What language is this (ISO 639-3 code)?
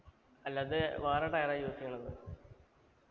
mal